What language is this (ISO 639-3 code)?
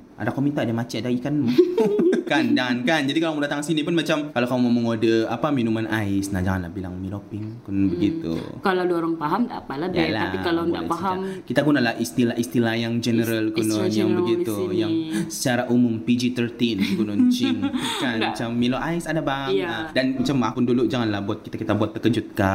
msa